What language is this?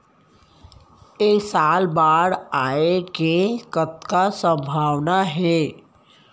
Chhattisgarhi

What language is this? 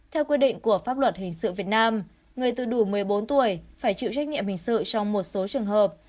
Vietnamese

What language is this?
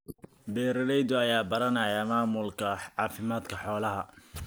Somali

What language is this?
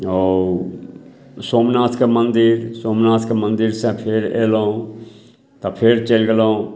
Maithili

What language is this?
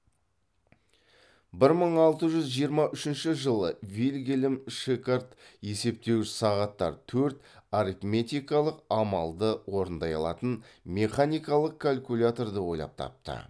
Kazakh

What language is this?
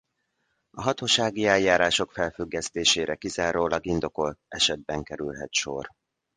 Hungarian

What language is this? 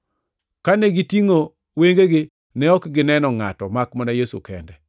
Luo (Kenya and Tanzania)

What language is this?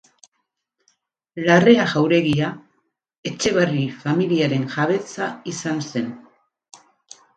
Basque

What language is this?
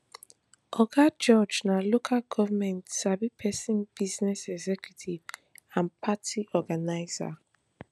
Nigerian Pidgin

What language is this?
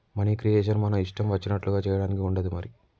Telugu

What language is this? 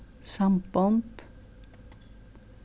Faroese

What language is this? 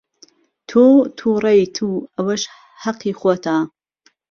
Central Kurdish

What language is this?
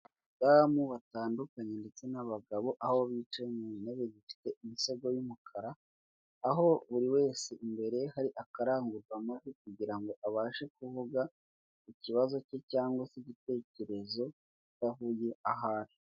Kinyarwanda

